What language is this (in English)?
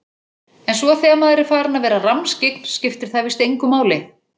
Icelandic